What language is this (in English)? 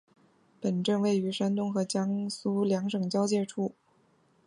Chinese